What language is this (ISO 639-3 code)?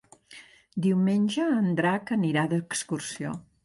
cat